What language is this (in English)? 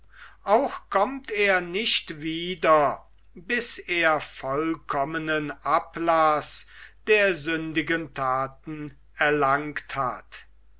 German